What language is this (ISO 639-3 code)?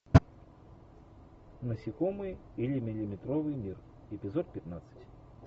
rus